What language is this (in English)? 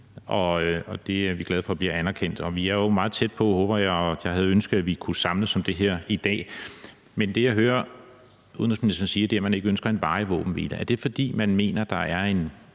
Danish